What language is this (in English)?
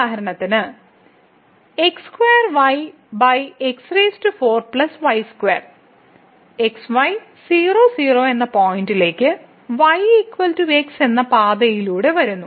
Malayalam